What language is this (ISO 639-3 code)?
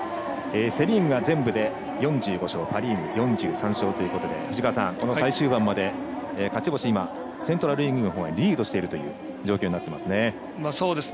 jpn